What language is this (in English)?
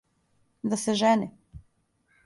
Serbian